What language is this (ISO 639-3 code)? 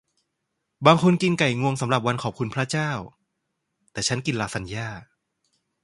tha